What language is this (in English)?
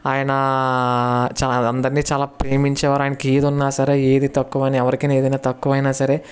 Telugu